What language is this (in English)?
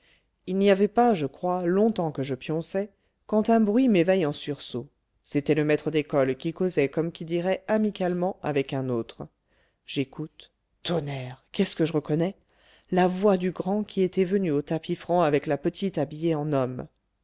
French